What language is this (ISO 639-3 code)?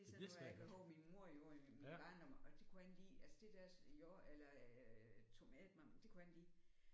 dan